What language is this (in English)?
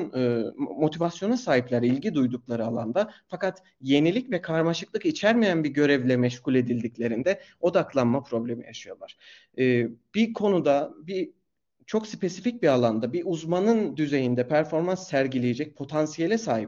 Turkish